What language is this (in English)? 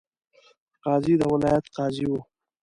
Pashto